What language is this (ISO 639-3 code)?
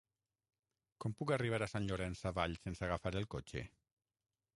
cat